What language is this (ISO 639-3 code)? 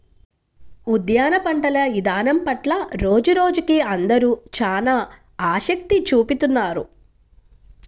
tel